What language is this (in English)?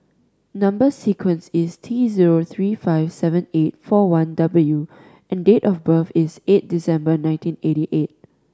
English